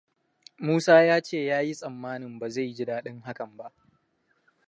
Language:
Hausa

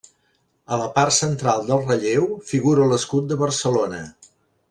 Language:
Catalan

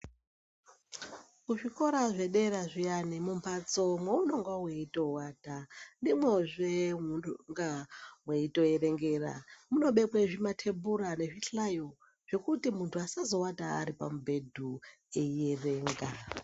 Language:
Ndau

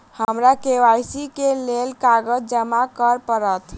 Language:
Maithili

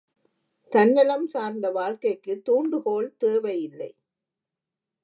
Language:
Tamil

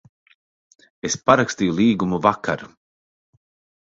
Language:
Latvian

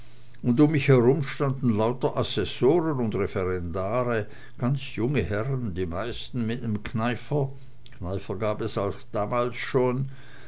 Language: German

